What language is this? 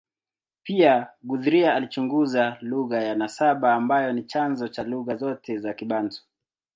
Swahili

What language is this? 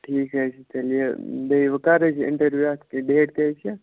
Kashmiri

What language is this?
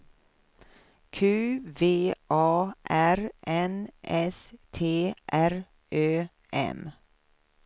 Swedish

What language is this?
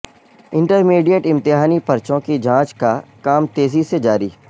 Urdu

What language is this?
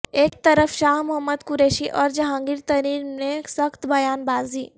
Urdu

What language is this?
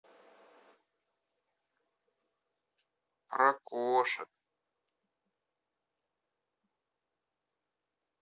Russian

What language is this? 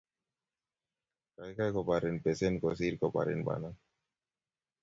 Kalenjin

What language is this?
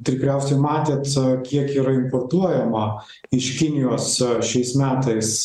Lithuanian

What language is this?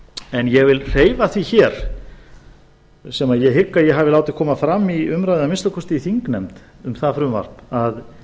Icelandic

